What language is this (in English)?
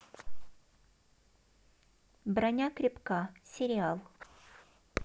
Russian